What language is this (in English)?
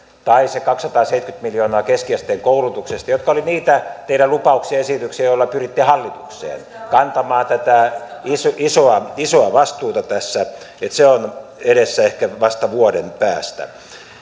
Finnish